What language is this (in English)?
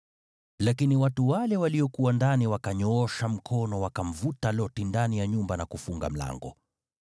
Swahili